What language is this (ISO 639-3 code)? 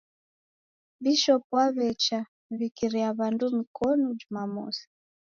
dav